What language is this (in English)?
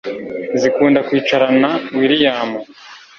Kinyarwanda